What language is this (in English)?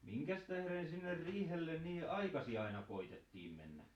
Finnish